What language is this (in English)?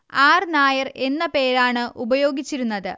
Malayalam